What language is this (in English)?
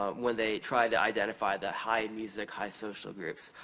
English